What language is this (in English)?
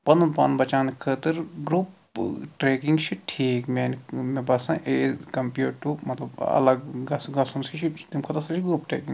Kashmiri